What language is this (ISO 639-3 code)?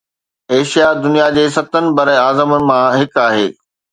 snd